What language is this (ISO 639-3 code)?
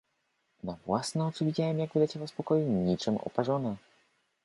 pol